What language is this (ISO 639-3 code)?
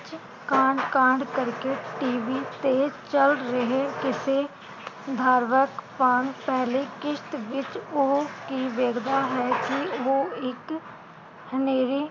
pan